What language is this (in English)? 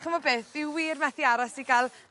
Welsh